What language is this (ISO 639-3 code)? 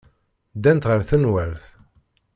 kab